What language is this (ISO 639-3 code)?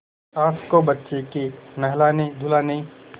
hin